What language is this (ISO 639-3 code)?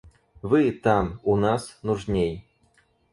rus